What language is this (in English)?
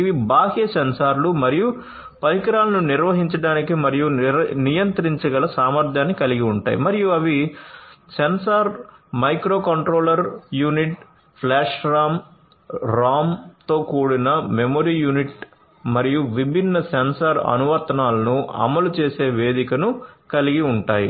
Telugu